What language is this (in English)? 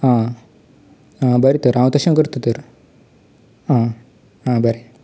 Konkani